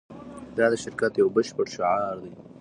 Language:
Pashto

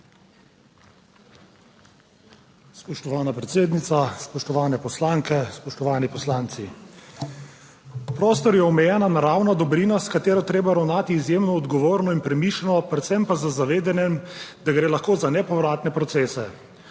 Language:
Slovenian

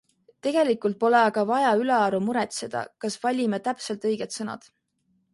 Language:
Estonian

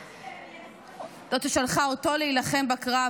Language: Hebrew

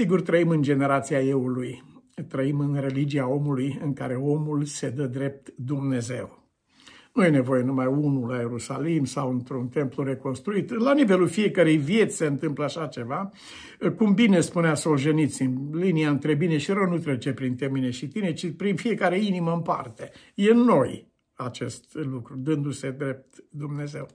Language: Romanian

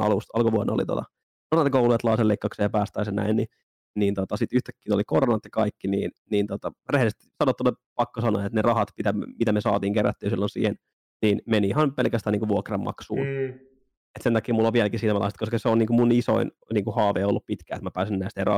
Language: Finnish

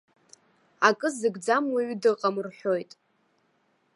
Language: Abkhazian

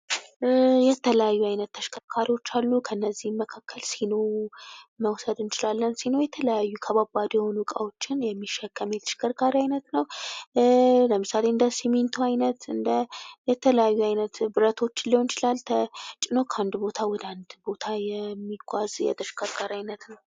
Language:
Amharic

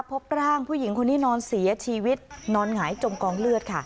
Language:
Thai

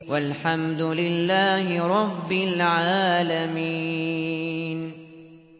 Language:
Arabic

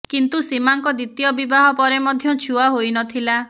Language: Odia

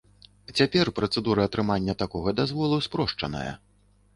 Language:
Belarusian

